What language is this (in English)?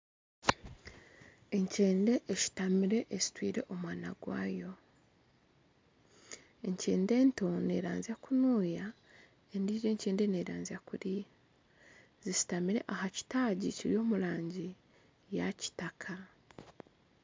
Nyankole